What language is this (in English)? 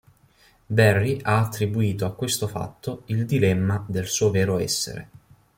Italian